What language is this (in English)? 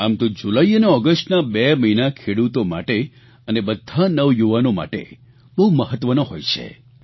Gujarati